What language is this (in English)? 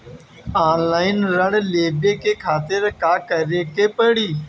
Bhojpuri